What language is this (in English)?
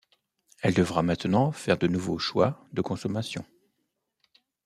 French